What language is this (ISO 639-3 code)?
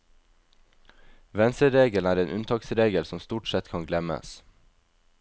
nor